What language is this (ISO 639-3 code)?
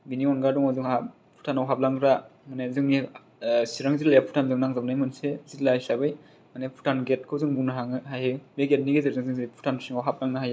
brx